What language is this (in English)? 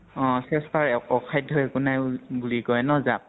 Assamese